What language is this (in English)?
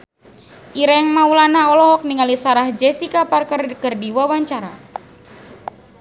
Sundanese